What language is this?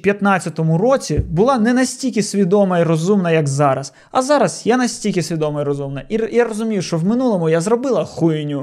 Ukrainian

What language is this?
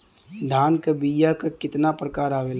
Bhojpuri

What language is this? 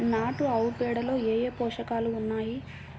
Telugu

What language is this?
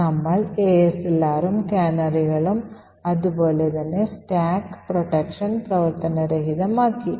Malayalam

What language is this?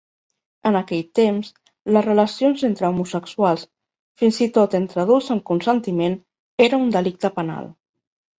Catalan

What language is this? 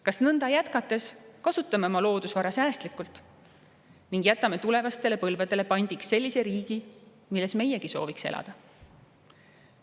Estonian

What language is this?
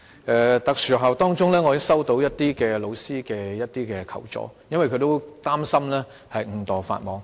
Cantonese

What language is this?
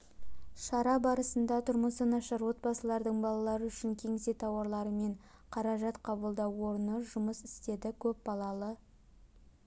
Kazakh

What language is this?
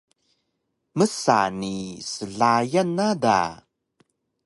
Taroko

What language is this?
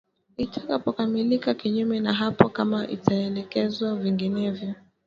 Swahili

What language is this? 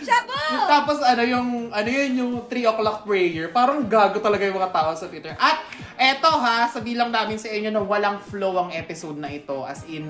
Filipino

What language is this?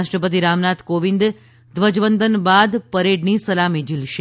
Gujarati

